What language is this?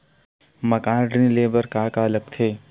Chhattisgarhi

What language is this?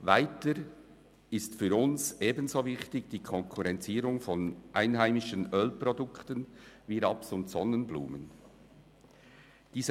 Swiss German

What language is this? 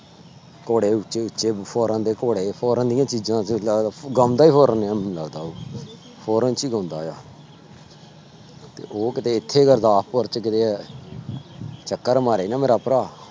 Punjabi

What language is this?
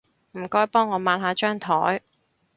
Cantonese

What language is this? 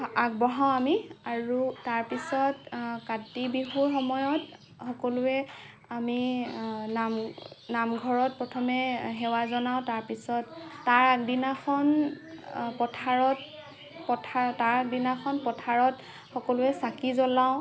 Assamese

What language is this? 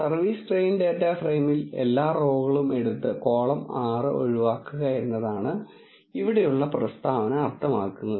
Malayalam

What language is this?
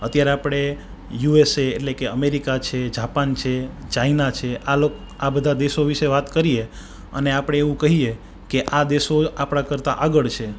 Gujarati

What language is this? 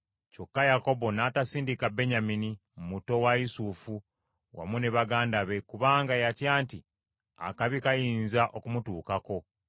Ganda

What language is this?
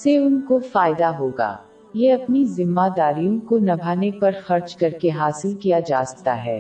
Urdu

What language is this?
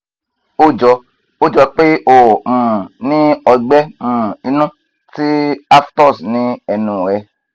Yoruba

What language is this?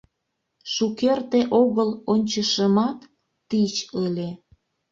Mari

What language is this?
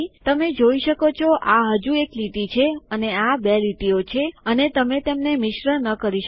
Gujarati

